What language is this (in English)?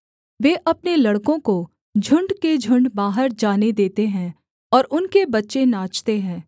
Hindi